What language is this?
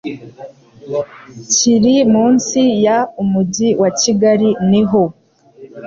Kinyarwanda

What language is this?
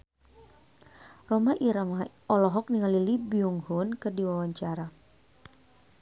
Sundanese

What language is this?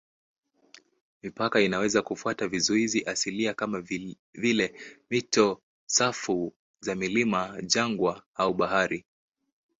Swahili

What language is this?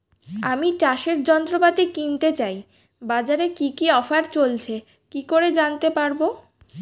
Bangla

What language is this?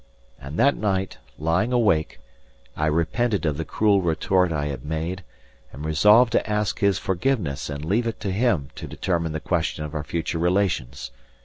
English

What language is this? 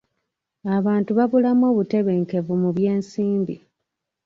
Ganda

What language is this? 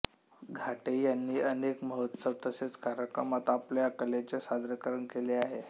Marathi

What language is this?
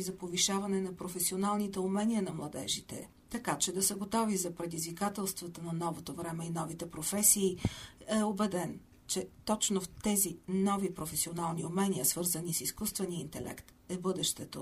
Bulgarian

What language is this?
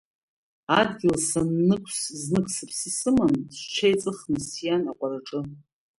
Abkhazian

